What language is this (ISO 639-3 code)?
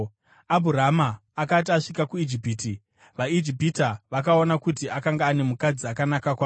sna